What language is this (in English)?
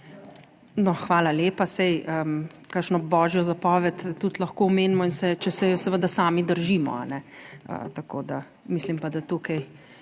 Slovenian